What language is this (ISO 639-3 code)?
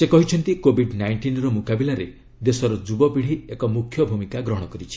ori